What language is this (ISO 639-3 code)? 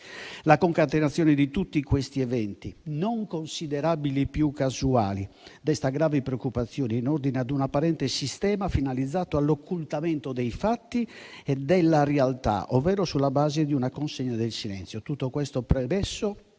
ita